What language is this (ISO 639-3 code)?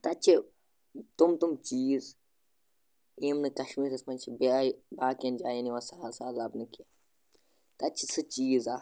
kas